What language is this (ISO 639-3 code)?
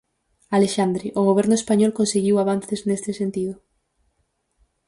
glg